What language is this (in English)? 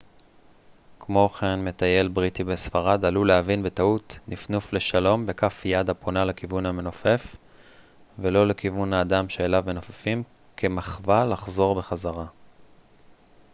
Hebrew